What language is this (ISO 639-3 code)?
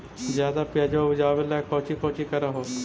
mag